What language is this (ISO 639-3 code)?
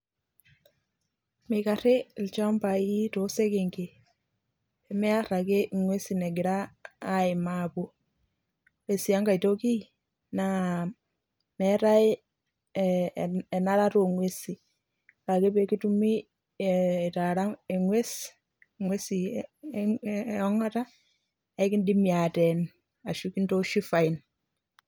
mas